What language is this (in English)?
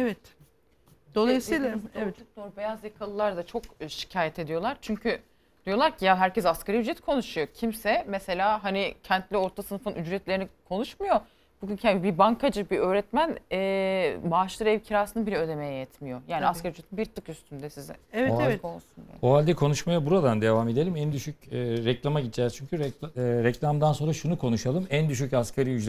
Turkish